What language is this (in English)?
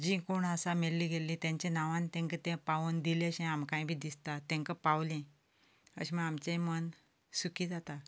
Konkani